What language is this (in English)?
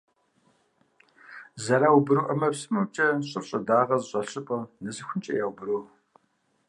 Kabardian